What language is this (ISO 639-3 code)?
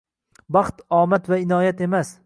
uzb